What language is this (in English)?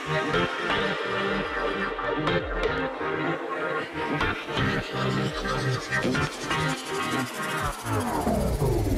Italian